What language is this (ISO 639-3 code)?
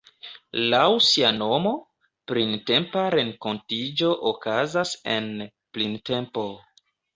epo